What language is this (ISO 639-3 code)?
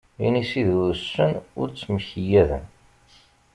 kab